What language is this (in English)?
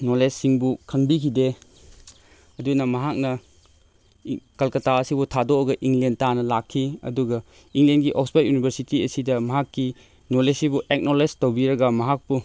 Manipuri